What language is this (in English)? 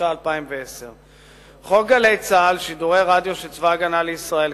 Hebrew